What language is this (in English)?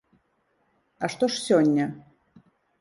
Belarusian